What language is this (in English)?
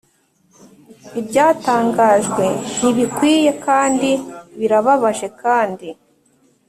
Kinyarwanda